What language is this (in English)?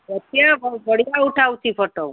Odia